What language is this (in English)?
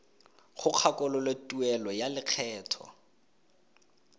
Tswana